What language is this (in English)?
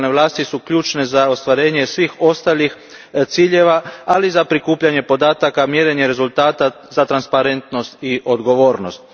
Croatian